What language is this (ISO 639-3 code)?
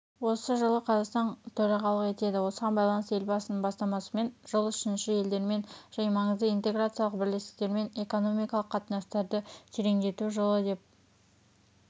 kaz